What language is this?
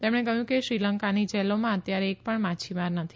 Gujarati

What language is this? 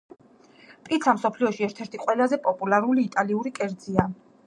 Georgian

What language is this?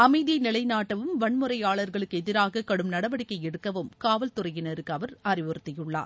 Tamil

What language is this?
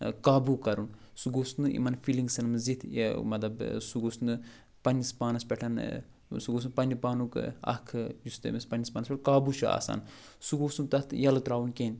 Kashmiri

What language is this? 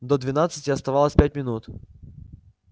Russian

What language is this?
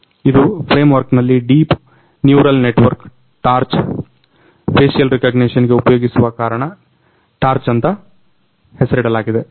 Kannada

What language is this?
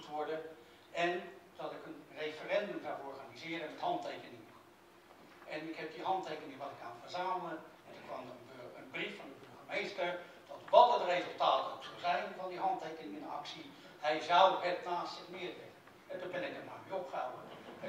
Dutch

